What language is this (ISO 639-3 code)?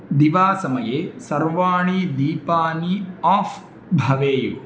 san